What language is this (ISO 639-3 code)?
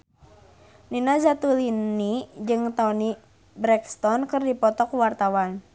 sun